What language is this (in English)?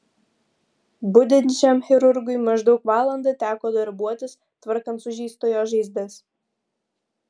Lithuanian